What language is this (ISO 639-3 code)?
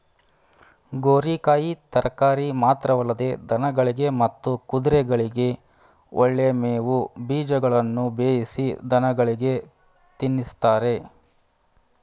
kan